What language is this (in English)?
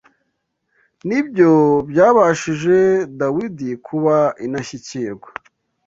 Kinyarwanda